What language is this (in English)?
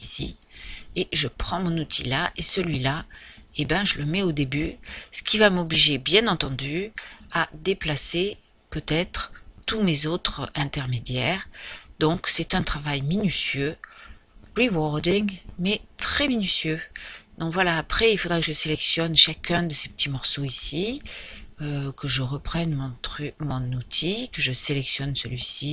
French